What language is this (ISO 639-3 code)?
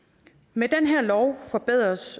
dan